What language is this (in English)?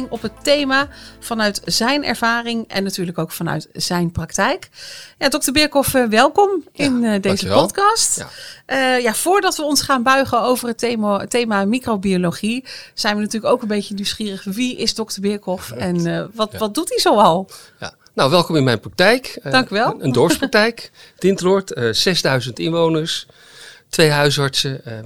Dutch